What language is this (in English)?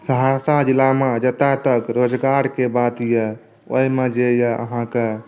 Maithili